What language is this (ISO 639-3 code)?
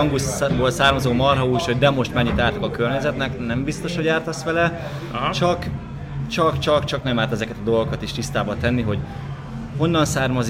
hun